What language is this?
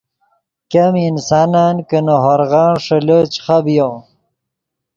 Yidgha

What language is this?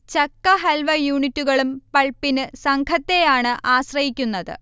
Malayalam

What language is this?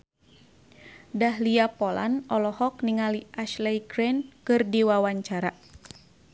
Sundanese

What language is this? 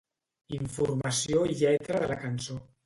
Catalan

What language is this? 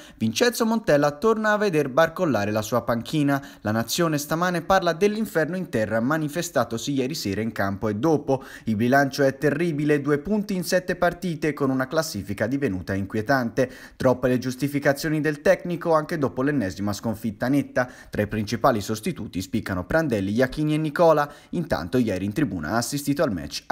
Italian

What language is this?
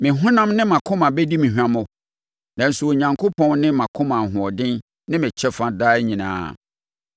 Akan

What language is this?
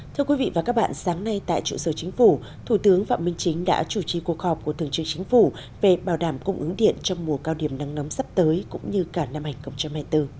Vietnamese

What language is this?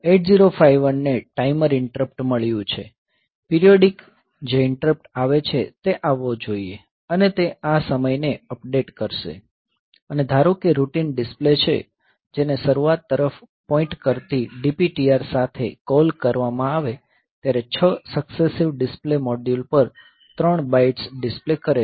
Gujarati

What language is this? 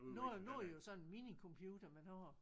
Danish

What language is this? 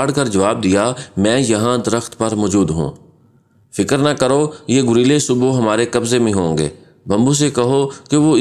Hindi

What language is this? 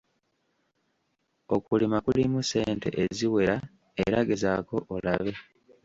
Ganda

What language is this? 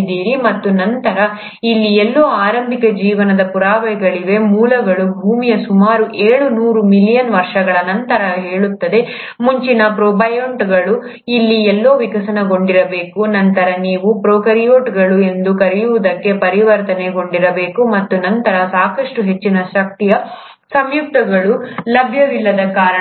Kannada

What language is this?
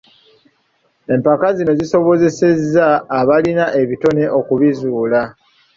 Ganda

